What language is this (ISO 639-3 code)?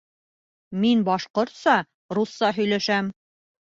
bak